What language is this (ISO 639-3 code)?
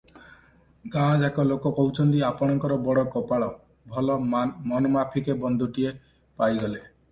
ori